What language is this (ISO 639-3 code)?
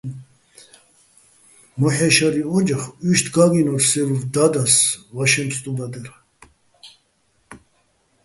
bbl